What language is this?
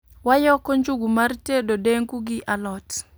Luo (Kenya and Tanzania)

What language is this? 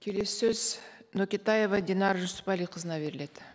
Kazakh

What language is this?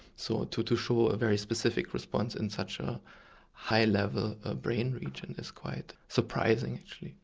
English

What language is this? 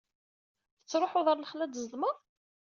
Kabyle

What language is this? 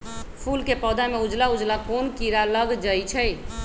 Magahi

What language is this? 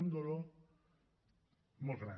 Catalan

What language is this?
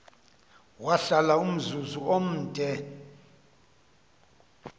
Xhosa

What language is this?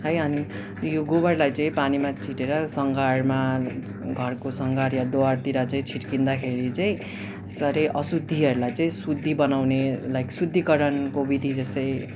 Nepali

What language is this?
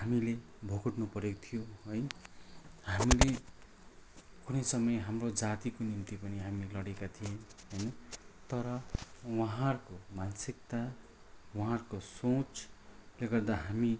Nepali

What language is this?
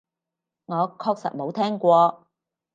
Cantonese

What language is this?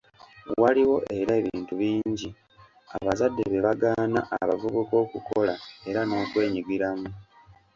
Ganda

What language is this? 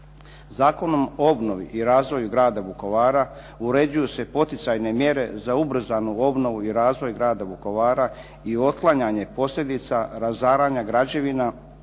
Croatian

